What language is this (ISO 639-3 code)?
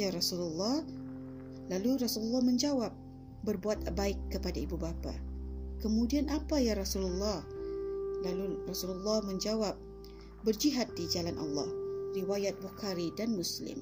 msa